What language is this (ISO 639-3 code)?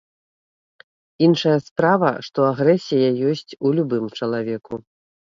bel